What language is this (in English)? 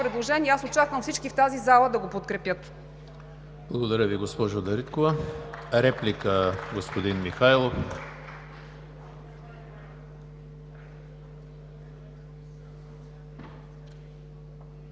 Bulgarian